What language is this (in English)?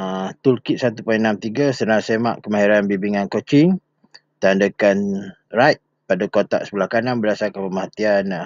Malay